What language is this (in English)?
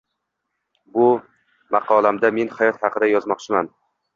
Uzbek